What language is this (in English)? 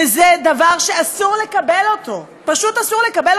Hebrew